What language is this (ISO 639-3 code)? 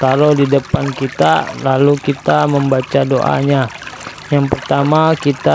ind